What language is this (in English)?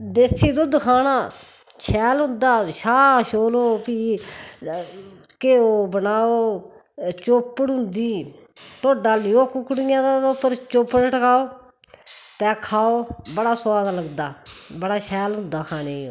Dogri